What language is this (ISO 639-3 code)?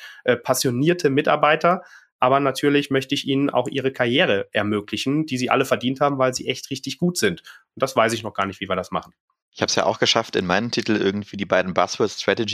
deu